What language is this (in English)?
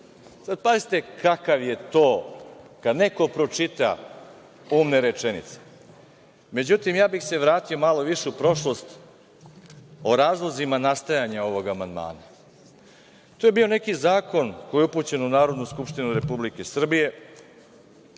Serbian